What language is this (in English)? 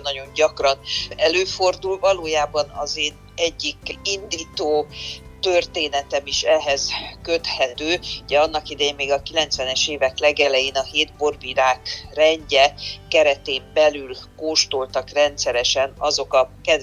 Hungarian